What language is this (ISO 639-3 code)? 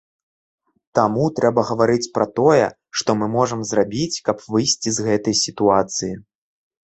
bel